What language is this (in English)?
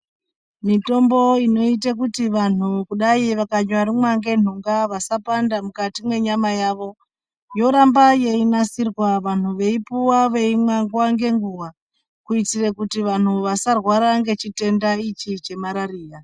Ndau